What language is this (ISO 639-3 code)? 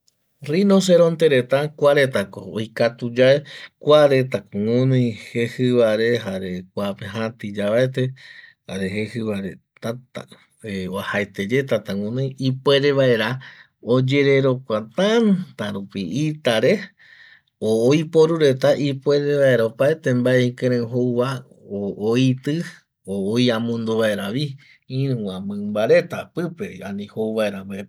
gui